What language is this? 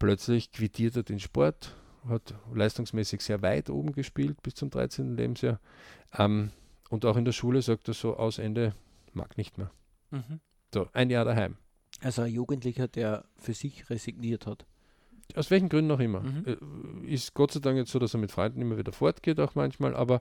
German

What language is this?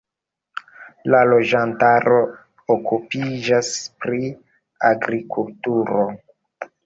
Esperanto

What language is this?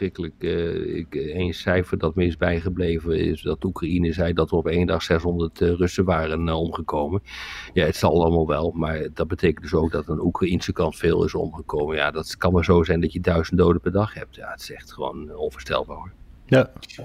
Dutch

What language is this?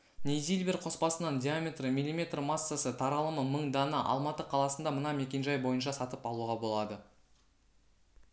Kazakh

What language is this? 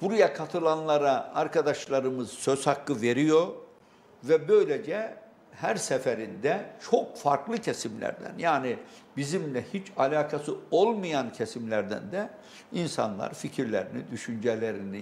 Turkish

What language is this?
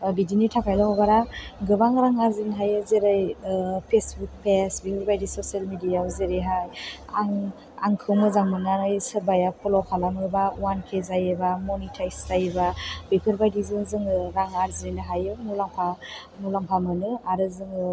Bodo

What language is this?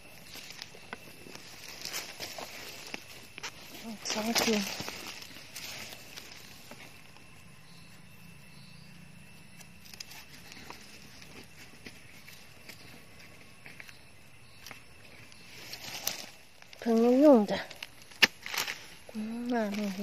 Thai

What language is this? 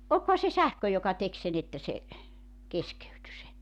Finnish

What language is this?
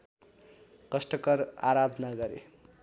Nepali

